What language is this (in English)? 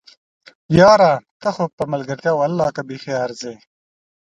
Pashto